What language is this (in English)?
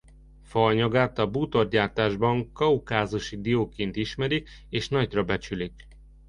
Hungarian